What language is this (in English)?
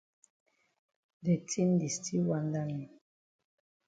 Cameroon Pidgin